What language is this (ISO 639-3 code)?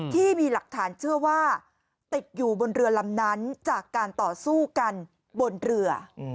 tha